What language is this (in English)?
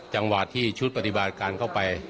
Thai